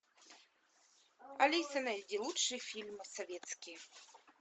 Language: Russian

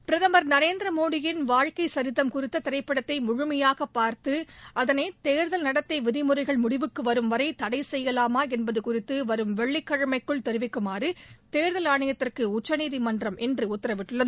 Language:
Tamil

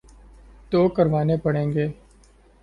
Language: Urdu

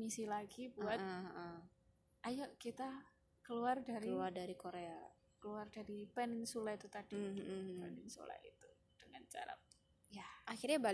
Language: Indonesian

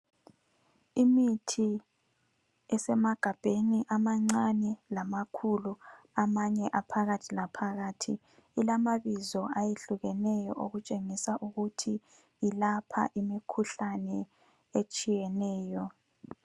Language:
North Ndebele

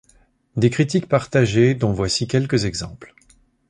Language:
French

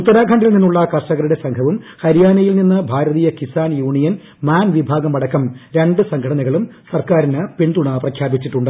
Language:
Malayalam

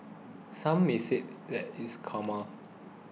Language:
English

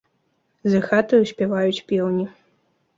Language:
Belarusian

